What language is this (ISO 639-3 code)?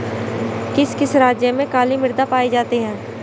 hin